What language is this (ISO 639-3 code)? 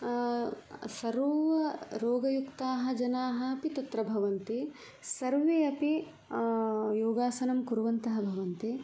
san